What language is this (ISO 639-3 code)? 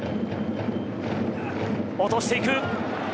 jpn